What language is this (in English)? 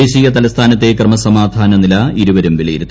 Malayalam